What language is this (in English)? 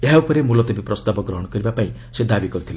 Odia